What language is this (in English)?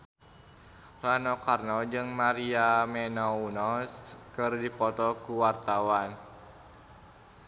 Sundanese